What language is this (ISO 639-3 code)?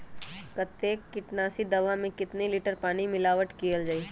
mag